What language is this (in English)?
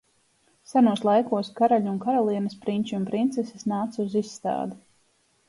Latvian